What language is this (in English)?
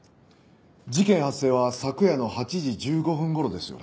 Japanese